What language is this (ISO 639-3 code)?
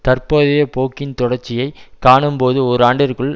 tam